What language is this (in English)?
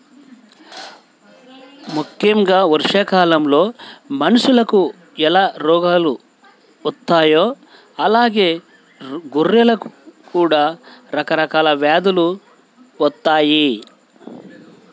Telugu